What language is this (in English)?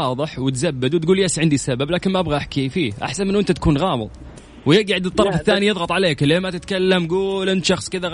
Arabic